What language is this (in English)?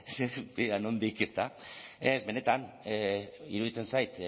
Basque